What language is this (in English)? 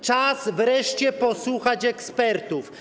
Polish